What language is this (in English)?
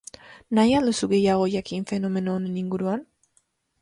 Basque